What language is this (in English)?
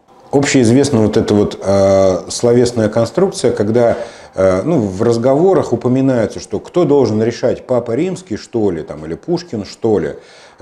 Russian